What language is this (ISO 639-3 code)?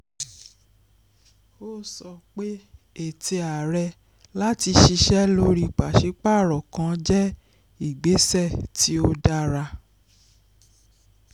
yor